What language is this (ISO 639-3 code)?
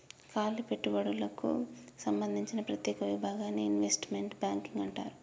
tel